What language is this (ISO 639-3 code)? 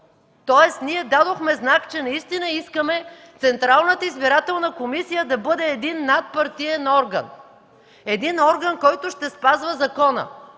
bul